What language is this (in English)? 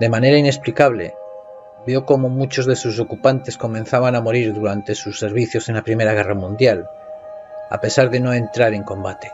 Spanish